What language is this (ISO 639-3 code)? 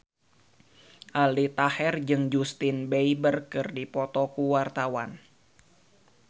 sun